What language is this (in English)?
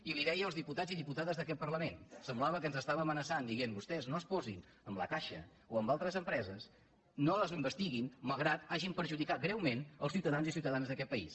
Catalan